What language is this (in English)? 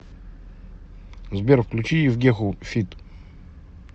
Russian